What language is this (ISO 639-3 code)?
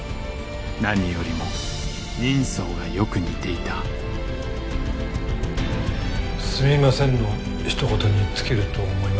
jpn